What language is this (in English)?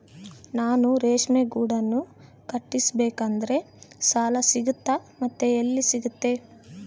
Kannada